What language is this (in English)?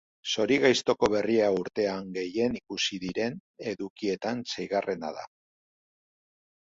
Basque